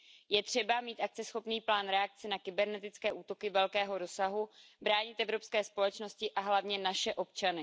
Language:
Czech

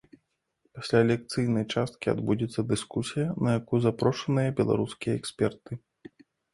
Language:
Belarusian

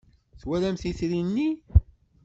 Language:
Kabyle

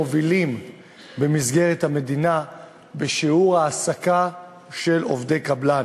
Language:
Hebrew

